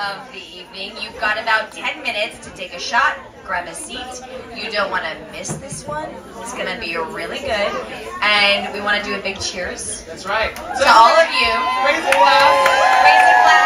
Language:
Korean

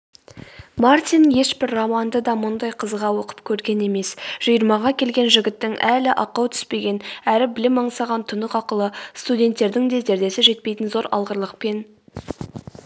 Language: Kazakh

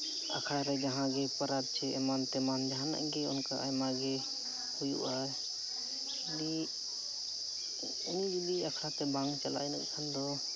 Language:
Santali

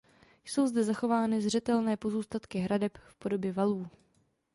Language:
Czech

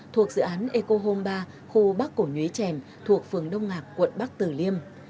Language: Vietnamese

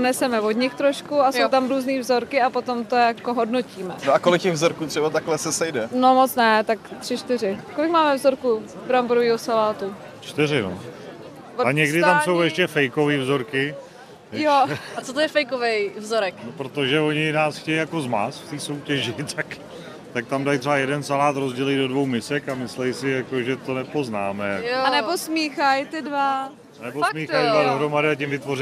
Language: Czech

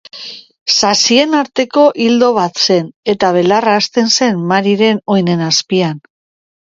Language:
Basque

